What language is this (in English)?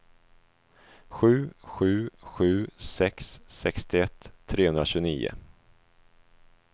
Swedish